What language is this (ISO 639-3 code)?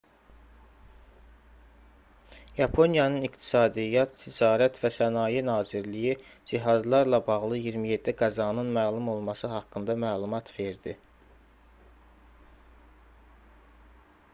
aze